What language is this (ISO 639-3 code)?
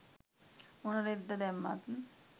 sin